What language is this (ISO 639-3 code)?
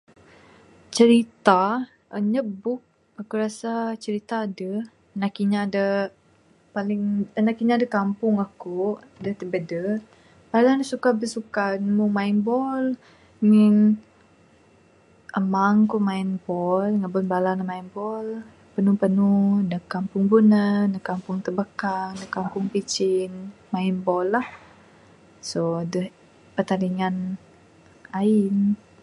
sdo